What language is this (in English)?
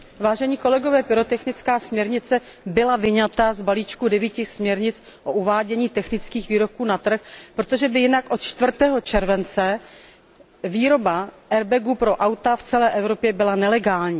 Czech